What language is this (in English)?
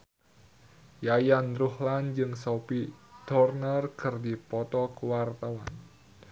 Sundanese